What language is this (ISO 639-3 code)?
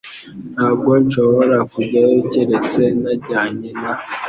kin